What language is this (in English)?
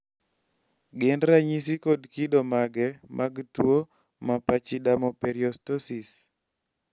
Luo (Kenya and Tanzania)